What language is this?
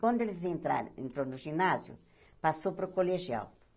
Portuguese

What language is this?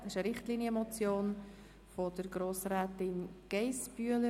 Swiss German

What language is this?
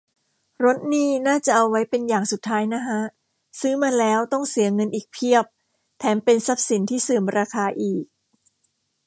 Thai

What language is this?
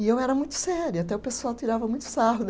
Portuguese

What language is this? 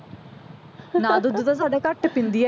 Punjabi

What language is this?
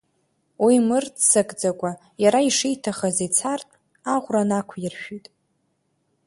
Abkhazian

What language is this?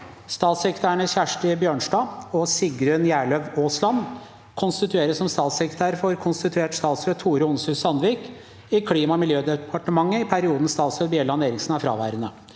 Norwegian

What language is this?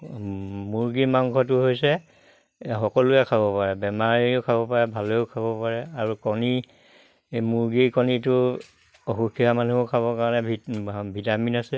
Assamese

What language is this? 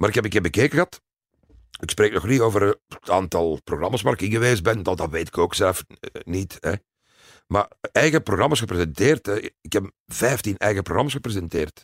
Dutch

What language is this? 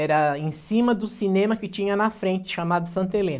Portuguese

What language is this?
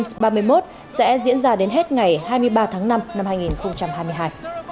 Vietnamese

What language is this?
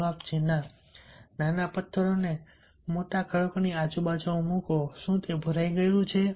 Gujarati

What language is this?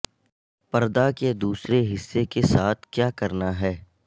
Urdu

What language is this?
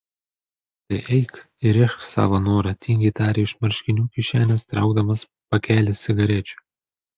Lithuanian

